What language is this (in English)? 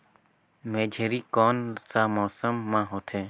Chhattisgarhi